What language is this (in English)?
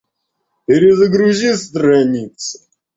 Russian